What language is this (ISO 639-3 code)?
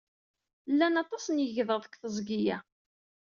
kab